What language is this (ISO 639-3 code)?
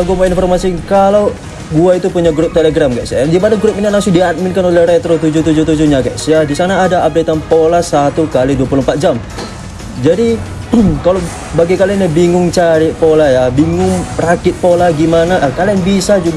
ind